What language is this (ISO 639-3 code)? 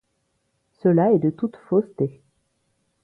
fra